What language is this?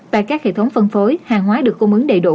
Vietnamese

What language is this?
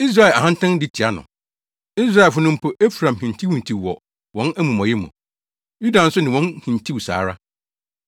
Akan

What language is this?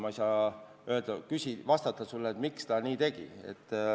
Estonian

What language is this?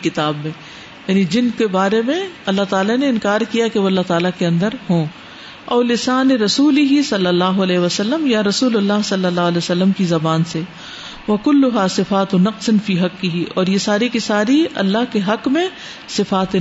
Urdu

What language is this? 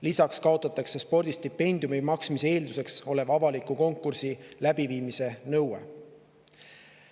Estonian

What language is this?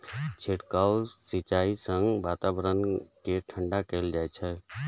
Maithili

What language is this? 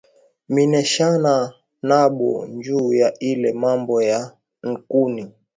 Swahili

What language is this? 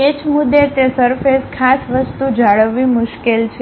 Gujarati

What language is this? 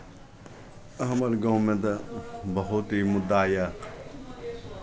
Maithili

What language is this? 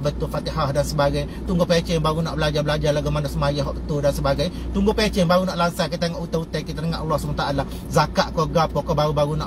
Malay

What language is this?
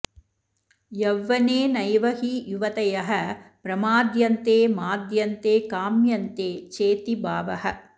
Sanskrit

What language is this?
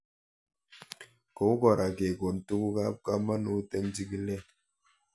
Kalenjin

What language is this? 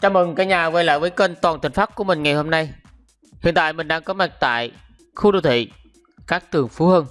Vietnamese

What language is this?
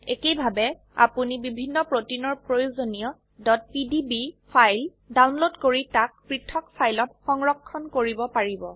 Assamese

